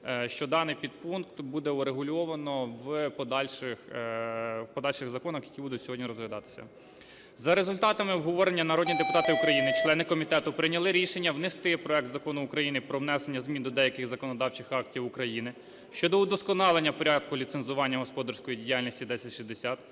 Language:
Ukrainian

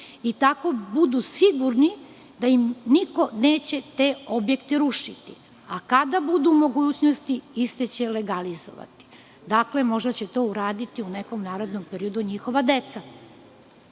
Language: Serbian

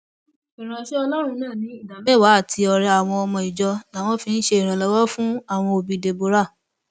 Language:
Yoruba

